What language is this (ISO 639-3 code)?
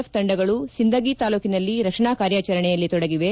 kan